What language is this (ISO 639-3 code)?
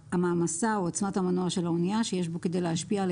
heb